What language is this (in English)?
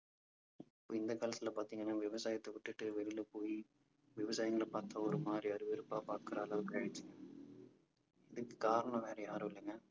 Tamil